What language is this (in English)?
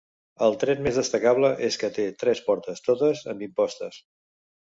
Catalan